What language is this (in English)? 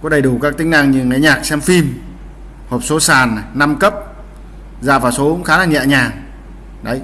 Vietnamese